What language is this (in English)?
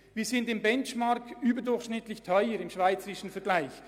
Swiss German